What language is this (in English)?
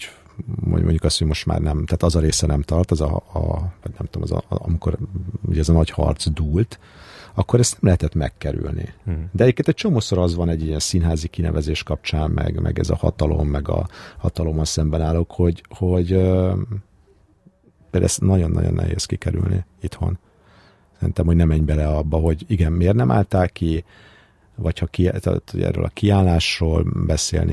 Hungarian